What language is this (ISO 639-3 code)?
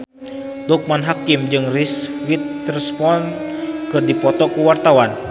sun